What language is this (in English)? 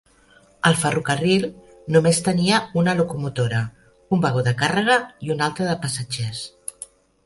Catalan